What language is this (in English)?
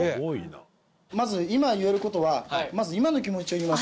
Japanese